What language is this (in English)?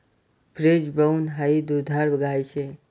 Marathi